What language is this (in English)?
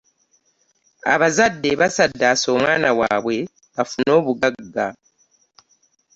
Ganda